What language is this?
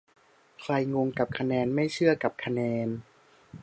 Thai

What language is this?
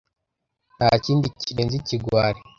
Kinyarwanda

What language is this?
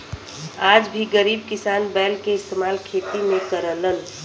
Bhojpuri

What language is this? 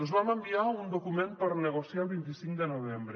Catalan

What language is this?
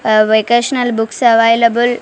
Telugu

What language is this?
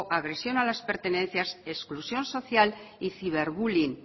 Spanish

